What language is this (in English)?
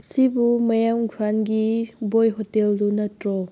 Manipuri